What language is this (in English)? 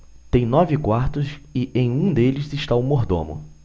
Portuguese